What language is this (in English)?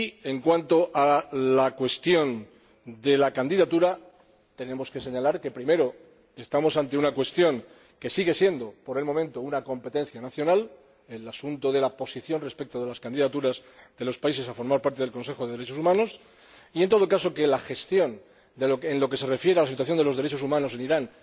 Spanish